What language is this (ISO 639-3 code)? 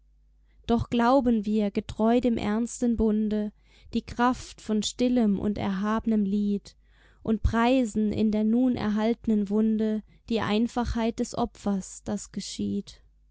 deu